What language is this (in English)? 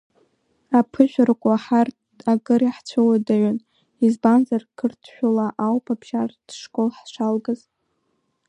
Abkhazian